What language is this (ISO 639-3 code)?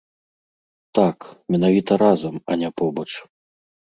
bel